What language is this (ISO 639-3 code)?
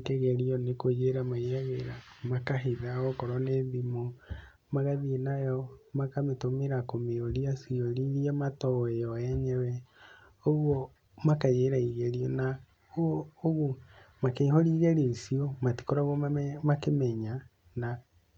kik